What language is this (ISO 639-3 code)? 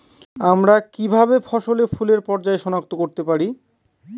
ben